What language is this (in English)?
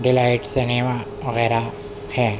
Urdu